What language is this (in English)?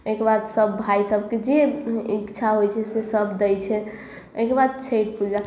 Maithili